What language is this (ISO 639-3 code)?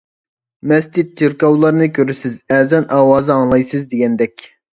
uig